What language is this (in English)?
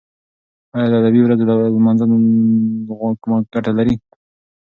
Pashto